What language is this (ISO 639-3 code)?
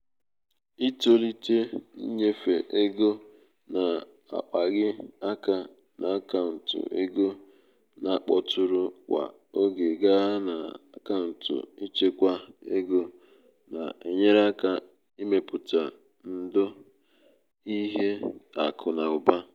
ibo